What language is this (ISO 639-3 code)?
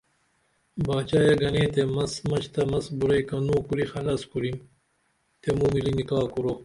dml